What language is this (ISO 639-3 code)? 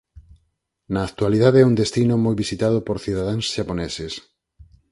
glg